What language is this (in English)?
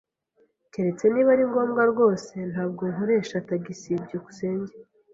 Kinyarwanda